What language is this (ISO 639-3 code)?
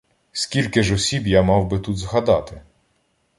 ukr